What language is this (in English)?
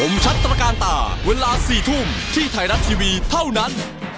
Thai